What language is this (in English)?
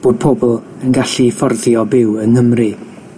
Welsh